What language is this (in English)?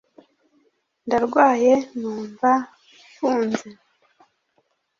Kinyarwanda